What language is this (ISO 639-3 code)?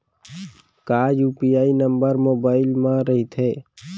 hne